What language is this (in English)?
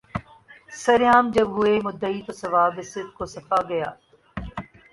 Urdu